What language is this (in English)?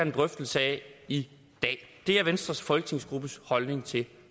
Danish